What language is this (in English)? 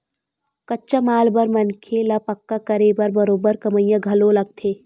Chhattisgarhi